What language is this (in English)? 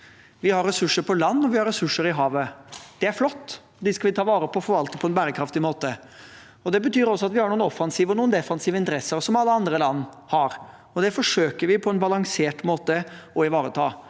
Norwegian